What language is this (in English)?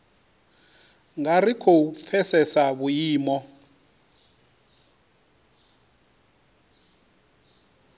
Venda